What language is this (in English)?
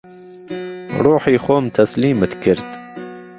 Central Kurdish